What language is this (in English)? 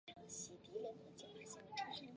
Chinese